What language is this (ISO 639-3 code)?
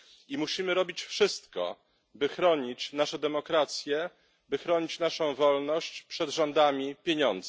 pol